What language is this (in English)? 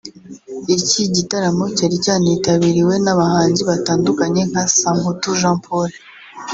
Kinyarwanda